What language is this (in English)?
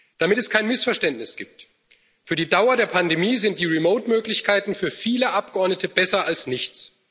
German